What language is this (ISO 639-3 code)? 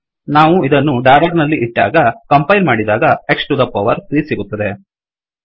kan